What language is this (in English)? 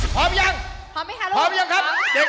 Thai